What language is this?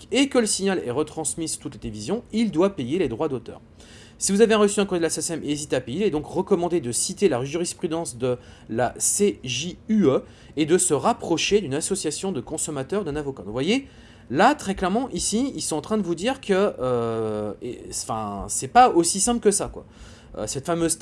French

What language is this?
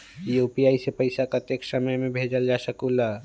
Magahi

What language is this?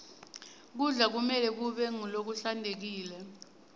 Swati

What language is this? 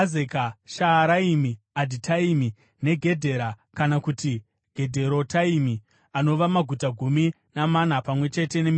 Shona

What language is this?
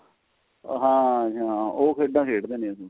Punjabi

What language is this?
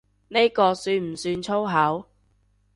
Cantonese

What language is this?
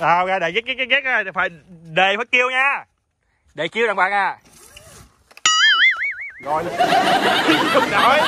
Vietnamese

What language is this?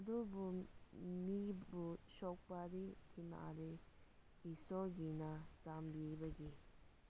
Manipuri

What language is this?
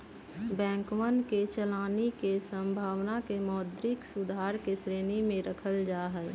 Magahi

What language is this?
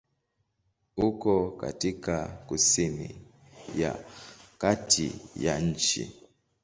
Swahili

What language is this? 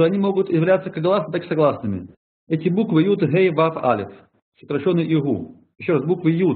Russian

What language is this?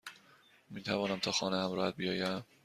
Persian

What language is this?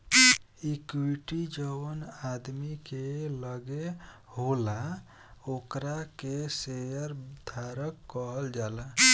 Bhojpuri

